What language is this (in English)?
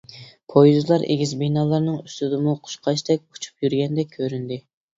Uyghur